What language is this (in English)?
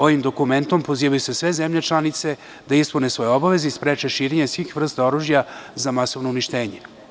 Serbian